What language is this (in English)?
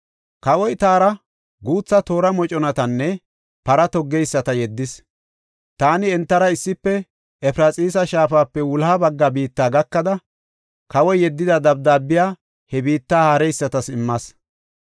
Gofa